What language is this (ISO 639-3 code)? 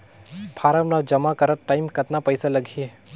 hne